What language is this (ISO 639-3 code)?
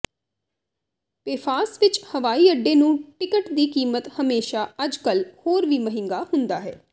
pan